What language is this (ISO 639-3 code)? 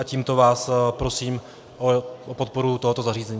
ces